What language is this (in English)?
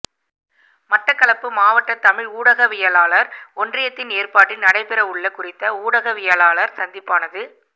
Tamil